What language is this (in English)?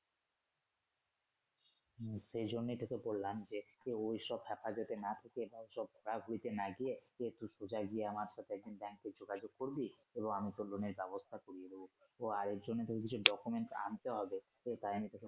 Bangla